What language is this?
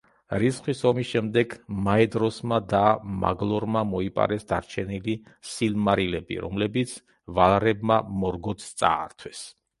Georgian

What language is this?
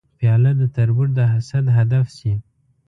Pashto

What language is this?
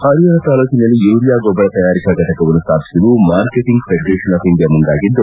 Kannada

